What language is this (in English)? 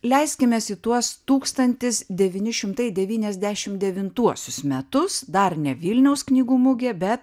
Lithuanian